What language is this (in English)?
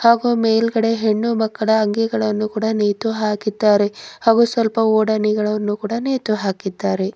Kannada